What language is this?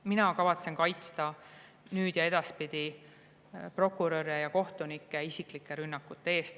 Estonian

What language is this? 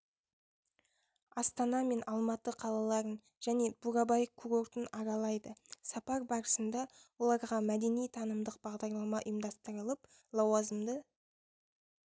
Kazakh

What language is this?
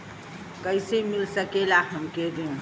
Bhojpuri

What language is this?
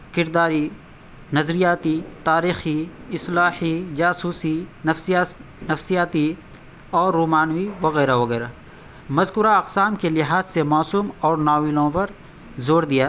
Urdu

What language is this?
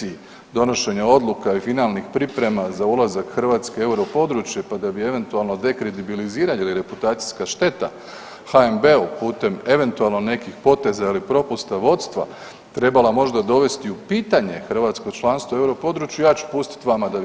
Croatian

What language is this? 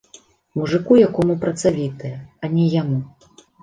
Belarusian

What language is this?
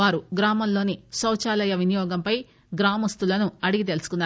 Telugu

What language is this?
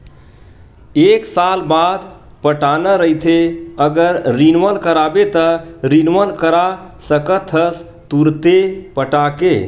Chhattisgarhi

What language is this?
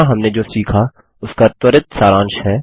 Hindi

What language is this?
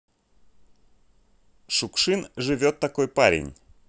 Russian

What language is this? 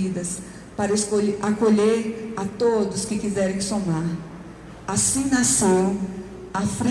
Portuguese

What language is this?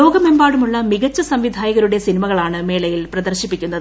Malayalam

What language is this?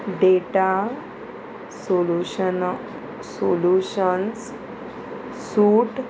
Konkani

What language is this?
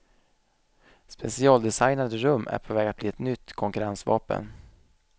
Swedish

